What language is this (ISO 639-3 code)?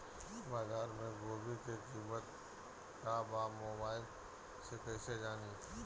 bho